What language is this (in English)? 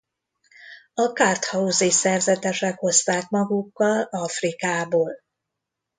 Hungarian